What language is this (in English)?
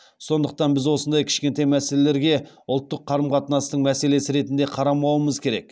Kazakh